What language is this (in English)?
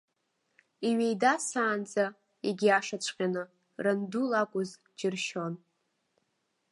Abkhazian